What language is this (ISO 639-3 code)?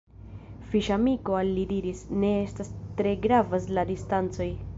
epo